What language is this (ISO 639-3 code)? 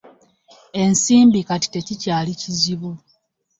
lug